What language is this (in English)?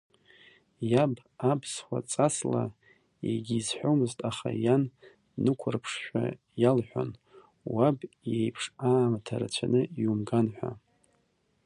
Abkhazian